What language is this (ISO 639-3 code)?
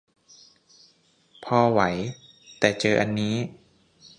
tha